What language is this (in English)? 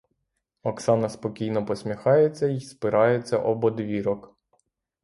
Ukrainian